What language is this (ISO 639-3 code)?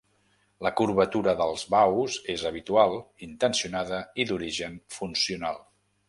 cat